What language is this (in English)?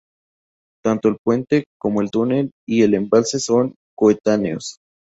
Spanish